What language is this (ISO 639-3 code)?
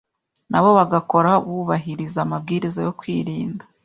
kin